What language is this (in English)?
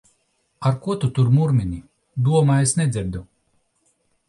Latvian